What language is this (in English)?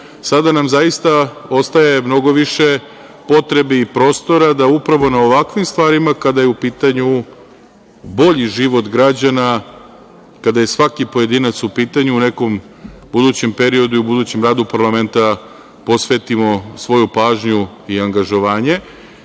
Serbian